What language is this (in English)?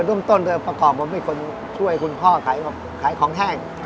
Thai